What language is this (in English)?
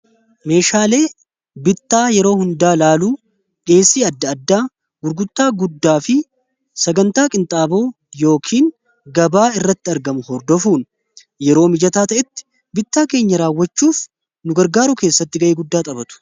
Oromo